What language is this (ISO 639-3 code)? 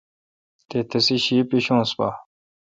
xka